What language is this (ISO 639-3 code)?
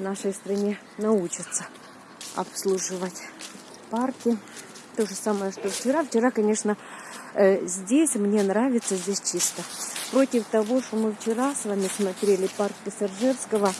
rus